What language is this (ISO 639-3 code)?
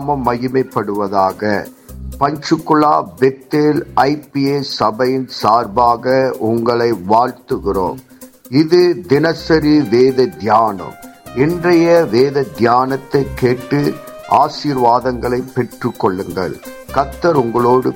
tam